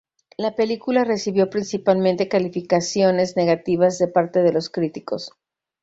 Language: Spanish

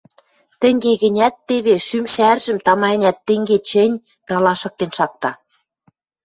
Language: Western Mari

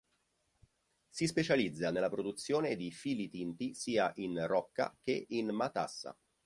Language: Italian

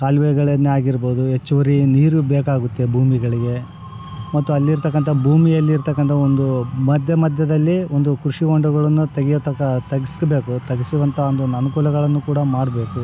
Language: Kannada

